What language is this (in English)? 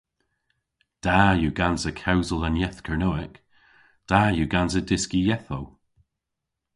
Cornish